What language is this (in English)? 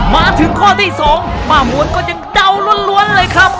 Thai